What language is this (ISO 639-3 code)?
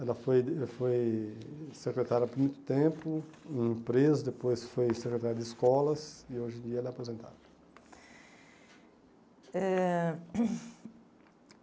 por